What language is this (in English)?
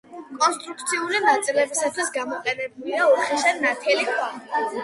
Georgian